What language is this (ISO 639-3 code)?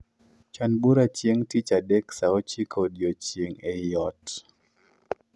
luo